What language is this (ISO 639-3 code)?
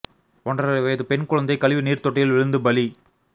tam